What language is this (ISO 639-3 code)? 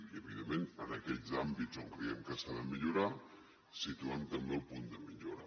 cat